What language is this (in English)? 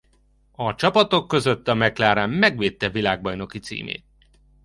Hungarian